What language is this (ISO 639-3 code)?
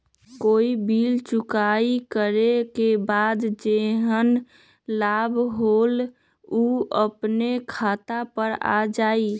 mag